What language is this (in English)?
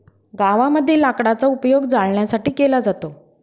Marathi